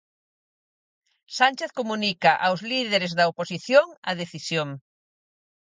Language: Galician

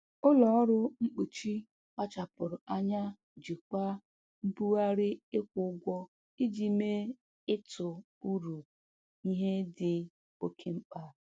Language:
Igbo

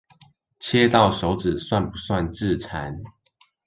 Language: Chinese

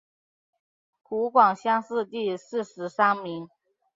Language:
Chinese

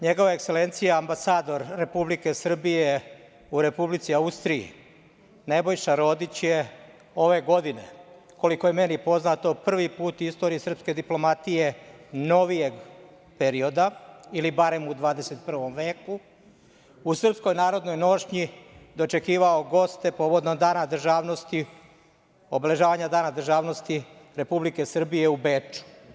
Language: Serbian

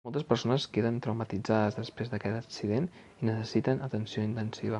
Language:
Catalan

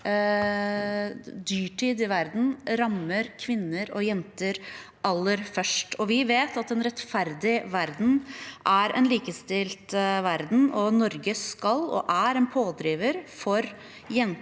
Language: Norwegian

